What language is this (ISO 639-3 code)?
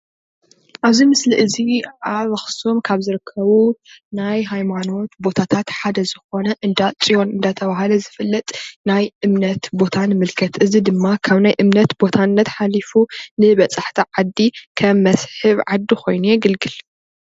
tir